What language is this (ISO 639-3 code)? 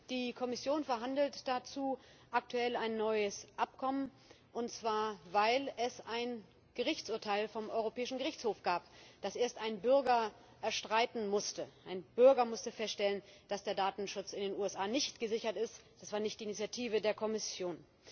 deu